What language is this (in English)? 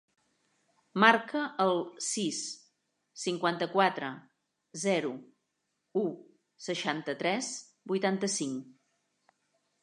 Catalan